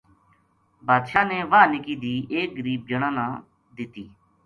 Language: Gujari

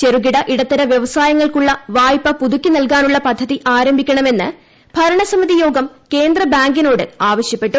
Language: Malayalam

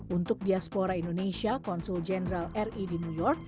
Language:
Indonesian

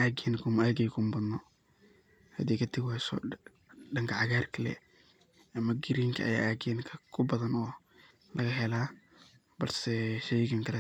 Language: Somali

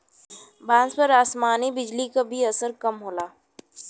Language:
Bhojpuri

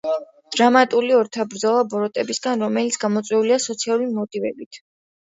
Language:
Georgian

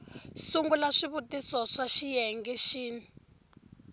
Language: Tsonga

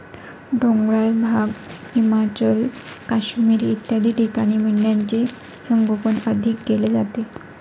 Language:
Marathi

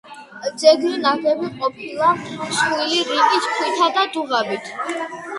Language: Georgian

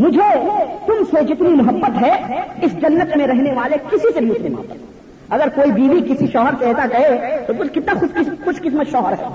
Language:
Urdu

